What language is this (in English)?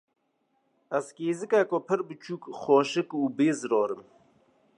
Kurdish